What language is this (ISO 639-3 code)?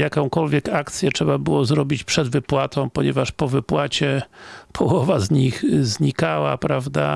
pol